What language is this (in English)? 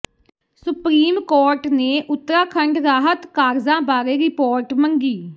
Punjabi